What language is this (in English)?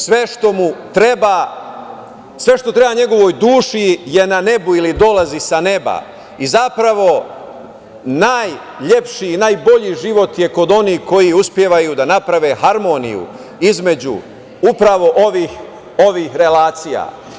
Serbian